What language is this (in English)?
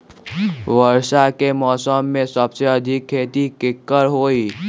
Magahi